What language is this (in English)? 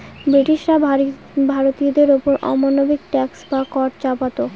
Bangla